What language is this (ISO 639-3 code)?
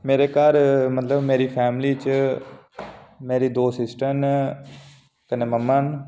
doi